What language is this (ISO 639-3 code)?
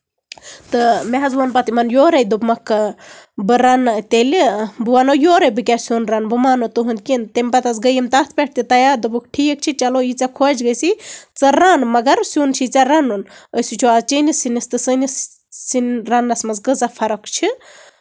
kas